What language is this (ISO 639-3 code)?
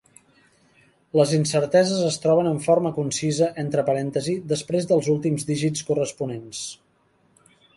cat